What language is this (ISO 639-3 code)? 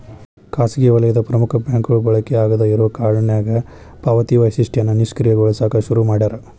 kan